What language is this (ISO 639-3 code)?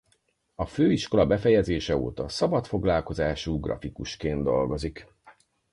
hun